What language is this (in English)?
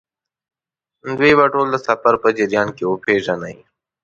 Pashto